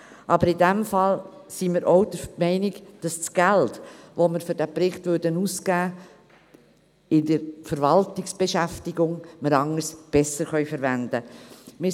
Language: Swiss German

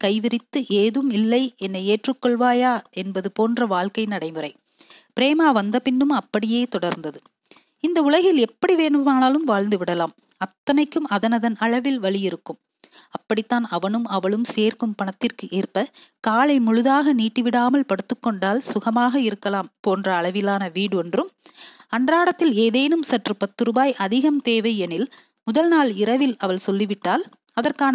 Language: Tamil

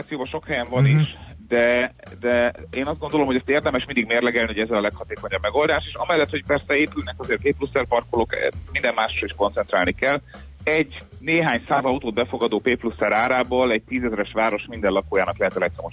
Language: Hungarian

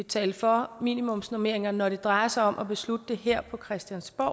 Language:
Danish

